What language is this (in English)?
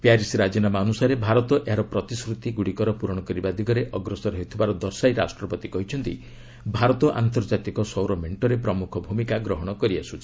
Odia